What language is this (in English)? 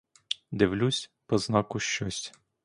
Ukrainian